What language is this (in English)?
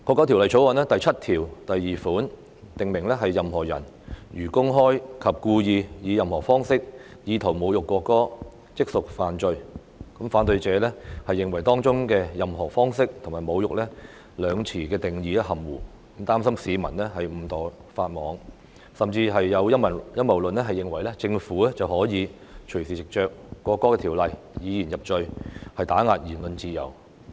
Cantonese